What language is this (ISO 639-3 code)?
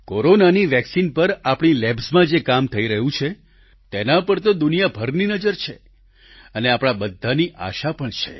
guj